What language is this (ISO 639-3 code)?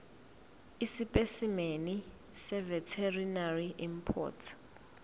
zul